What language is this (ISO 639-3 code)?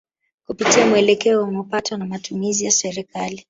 swa